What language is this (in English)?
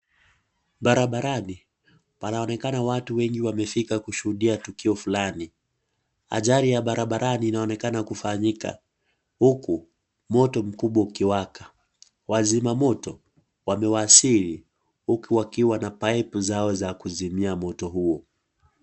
Swahili